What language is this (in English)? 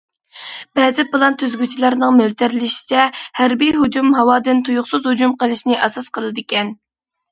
Uyghur